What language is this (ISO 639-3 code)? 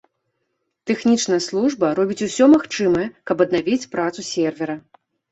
bel